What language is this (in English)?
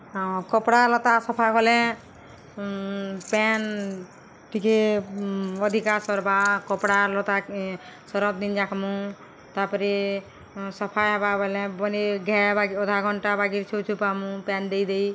Odia